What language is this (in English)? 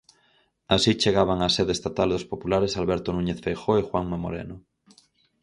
Galician